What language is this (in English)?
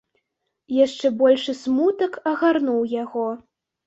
Belarusian